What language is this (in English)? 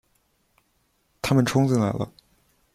Chinese